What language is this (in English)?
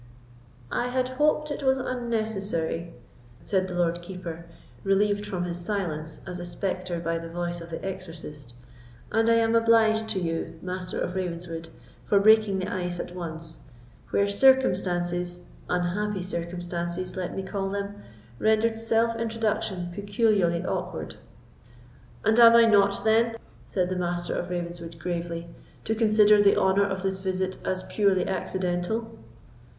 English